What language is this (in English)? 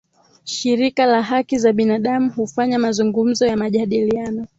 Swahili